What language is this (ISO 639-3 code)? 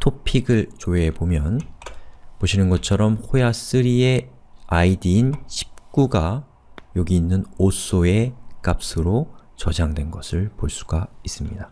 kor